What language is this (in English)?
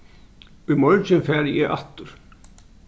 Faroese